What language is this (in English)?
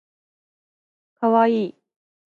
Japanese